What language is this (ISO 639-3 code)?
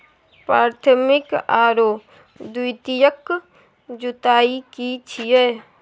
mai